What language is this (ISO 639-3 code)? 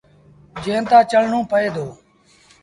sbn